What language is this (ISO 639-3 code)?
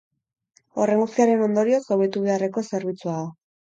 eus